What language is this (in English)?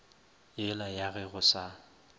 Northern Sotho